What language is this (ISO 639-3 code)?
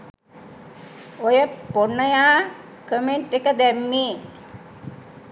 sin